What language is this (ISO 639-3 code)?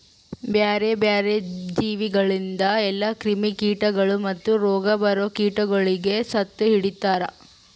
kan